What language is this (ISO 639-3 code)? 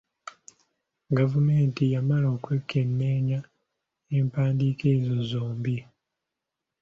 lug